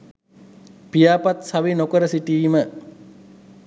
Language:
Sinhala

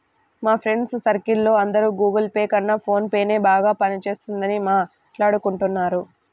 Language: Telugu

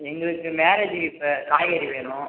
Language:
Tamil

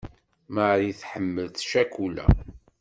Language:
Kabyle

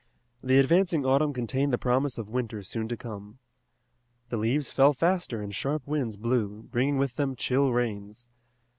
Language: English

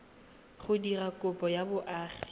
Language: Tswana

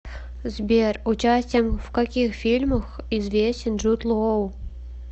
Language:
Russian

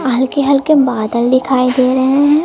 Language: Hindi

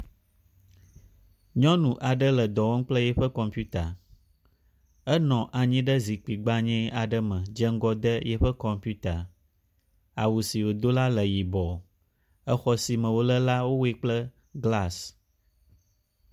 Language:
Ewe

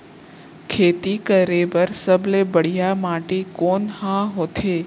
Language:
Chhattisgarhi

